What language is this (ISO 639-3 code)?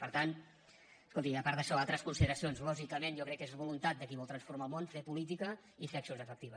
cat